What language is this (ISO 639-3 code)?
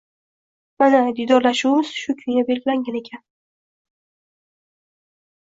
uzb